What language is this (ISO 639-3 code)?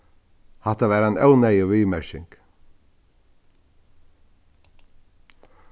fao